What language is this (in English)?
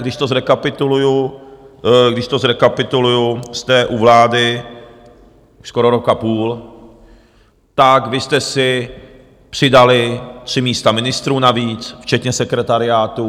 Czech